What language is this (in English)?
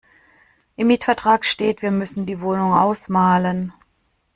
German